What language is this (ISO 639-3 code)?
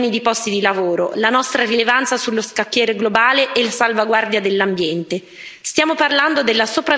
ita